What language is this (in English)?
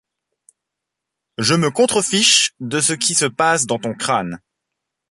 French